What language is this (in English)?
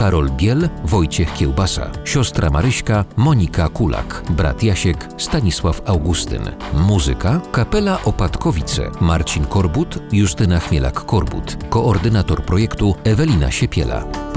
Polish